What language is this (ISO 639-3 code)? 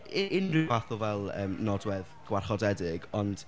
cym